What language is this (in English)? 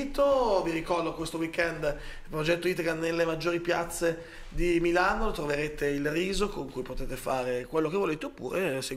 Italian